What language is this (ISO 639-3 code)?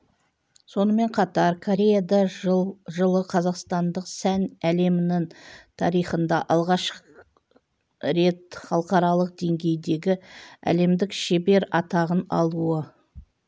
kaz